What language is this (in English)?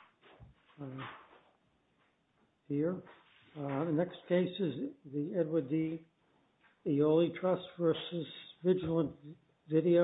English